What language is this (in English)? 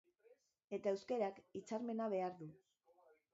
Basque